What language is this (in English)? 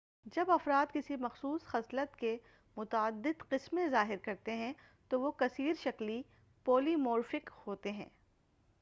Urdu